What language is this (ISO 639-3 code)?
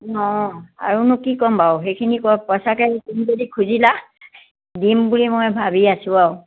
asm